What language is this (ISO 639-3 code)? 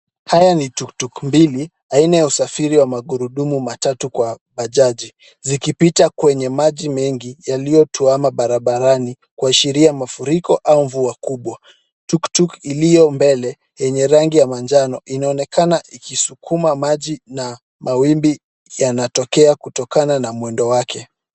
swa